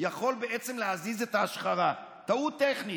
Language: Hebrew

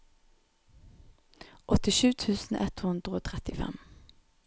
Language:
Norwegian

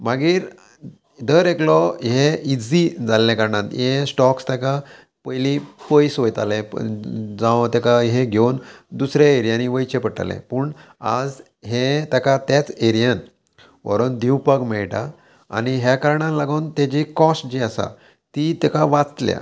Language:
Konkani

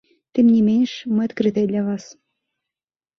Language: Belarusian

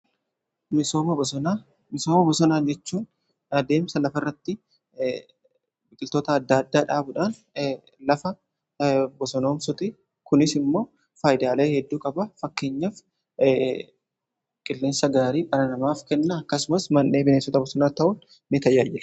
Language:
Oromo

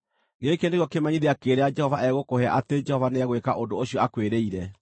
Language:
Kikuyu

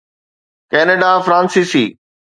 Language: Sindhi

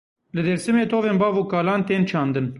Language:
Kurdish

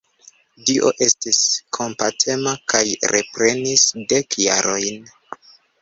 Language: Esperanto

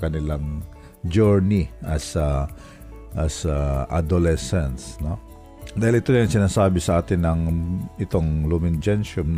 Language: Filipino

